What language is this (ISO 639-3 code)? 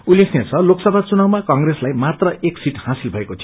nep